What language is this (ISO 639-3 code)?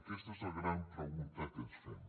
cat